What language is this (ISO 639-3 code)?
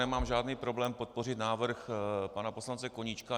ces